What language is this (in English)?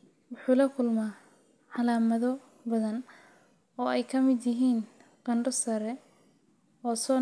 Somali